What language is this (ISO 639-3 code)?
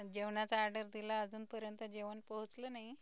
mar